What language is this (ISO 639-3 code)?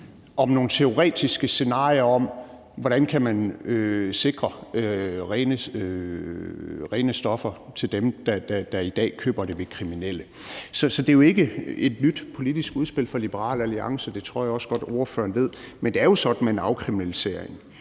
dan